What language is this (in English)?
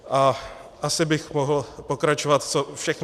Czech